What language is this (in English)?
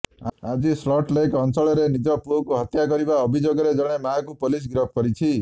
Odia